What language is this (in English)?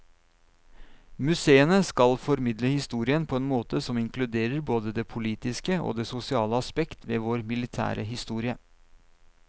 Norwegian